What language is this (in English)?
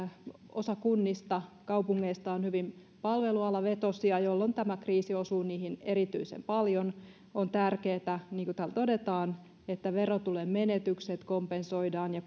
Finnish